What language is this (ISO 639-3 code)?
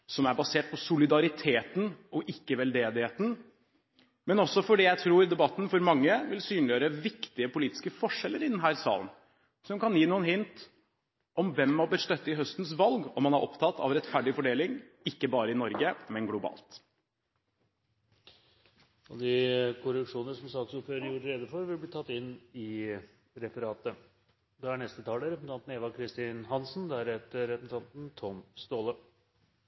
nob